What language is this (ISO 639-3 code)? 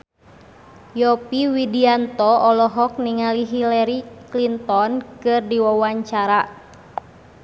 sun